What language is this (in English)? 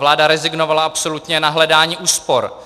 Czech